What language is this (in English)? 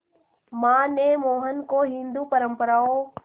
Hindi